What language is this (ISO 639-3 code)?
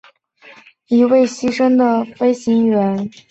zho